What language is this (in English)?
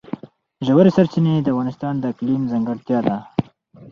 Pashto